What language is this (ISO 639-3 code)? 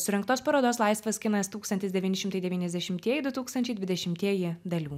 lit